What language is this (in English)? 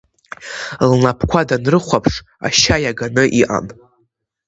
Abkhazian